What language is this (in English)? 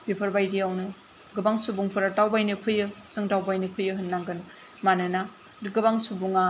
Bodo